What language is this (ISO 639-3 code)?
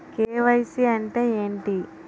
tel